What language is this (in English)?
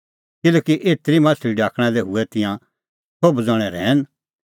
Kullu Pahari